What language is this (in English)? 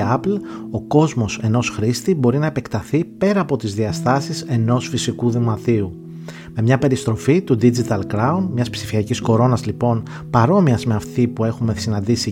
Greek